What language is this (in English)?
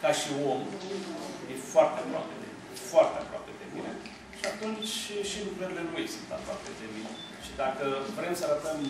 Romanian